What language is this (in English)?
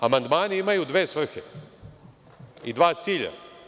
Serbian